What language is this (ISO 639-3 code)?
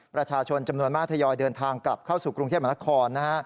tha